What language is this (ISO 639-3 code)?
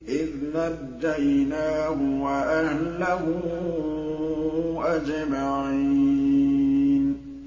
ara